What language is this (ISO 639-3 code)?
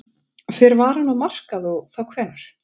isl